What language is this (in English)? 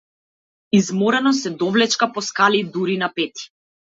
Macedonian